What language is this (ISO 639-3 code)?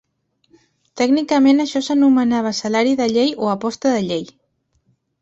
cat